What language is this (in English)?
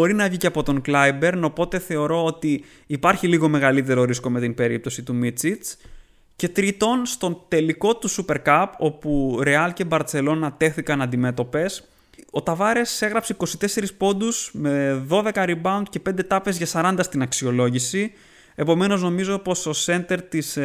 Greek